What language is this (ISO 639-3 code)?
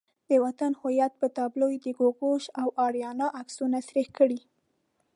pus